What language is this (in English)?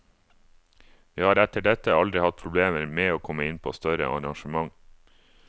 Norwegian